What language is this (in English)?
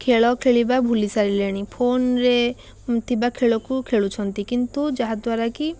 Odia